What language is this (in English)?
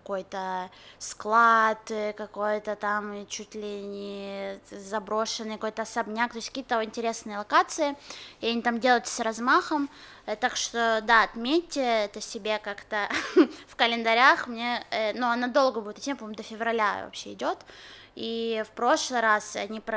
Russian